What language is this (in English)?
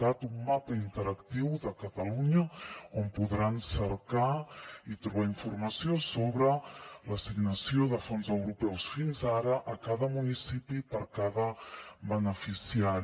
Catalan